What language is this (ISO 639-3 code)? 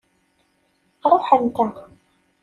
kab